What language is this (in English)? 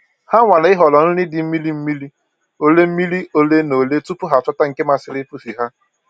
Igbo